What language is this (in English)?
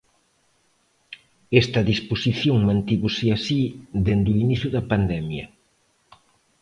Galician